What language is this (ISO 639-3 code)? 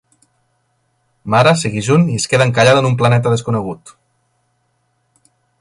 cat